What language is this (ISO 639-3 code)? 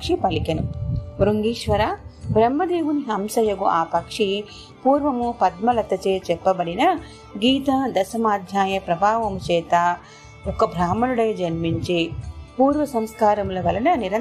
tel